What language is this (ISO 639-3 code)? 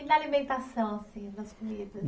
por